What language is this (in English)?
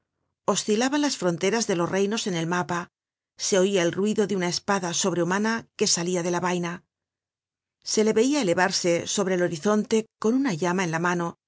Spanish